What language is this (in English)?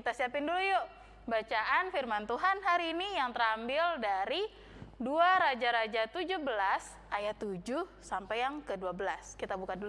Indonesian